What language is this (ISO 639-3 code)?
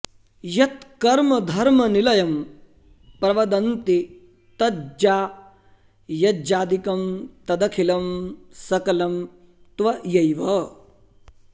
san